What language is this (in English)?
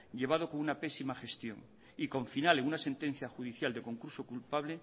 Spanish